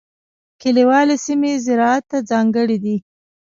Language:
Pashto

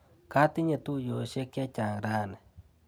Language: Kalenjin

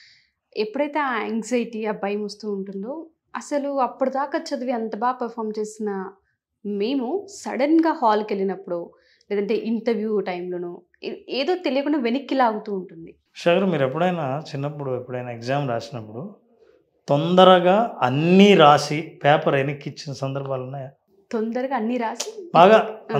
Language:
Telugu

